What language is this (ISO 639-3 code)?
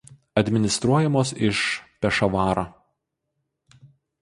lit